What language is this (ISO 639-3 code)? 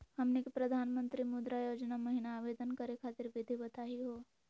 mag